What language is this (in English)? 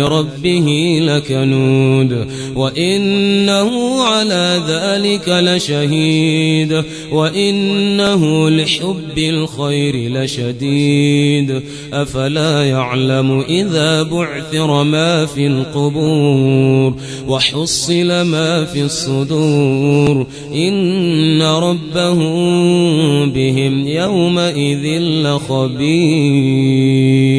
Arabic